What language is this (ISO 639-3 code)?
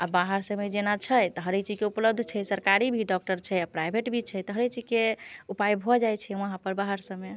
mai